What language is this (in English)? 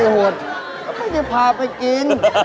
Thai